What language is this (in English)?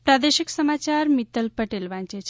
Gujarati